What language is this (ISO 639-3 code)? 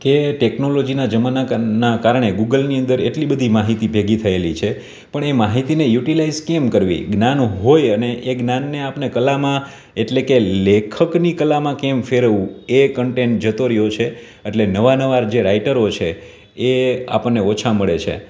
guj